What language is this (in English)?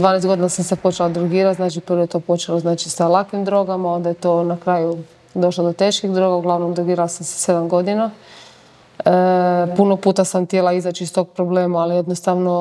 Croatian